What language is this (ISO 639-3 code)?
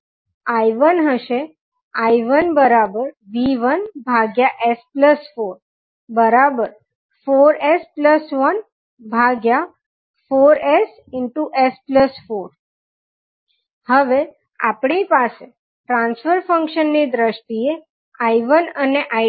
guj